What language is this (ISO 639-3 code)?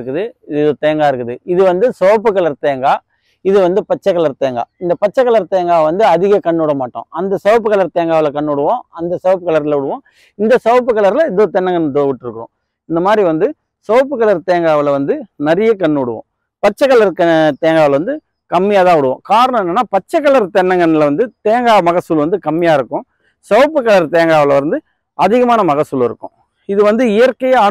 tam